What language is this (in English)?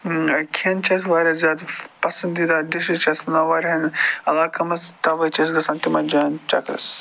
Kashmiri